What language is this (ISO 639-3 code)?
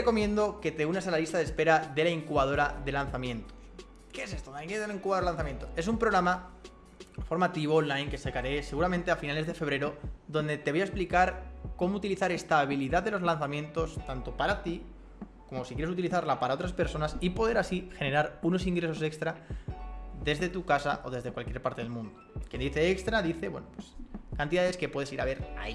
spa